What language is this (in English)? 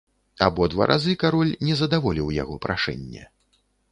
Belarusian